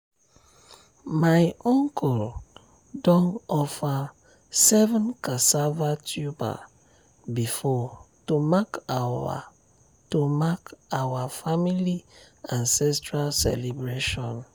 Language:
Nigerian Pidgin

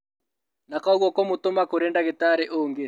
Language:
Kikuyu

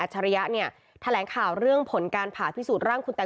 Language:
Thai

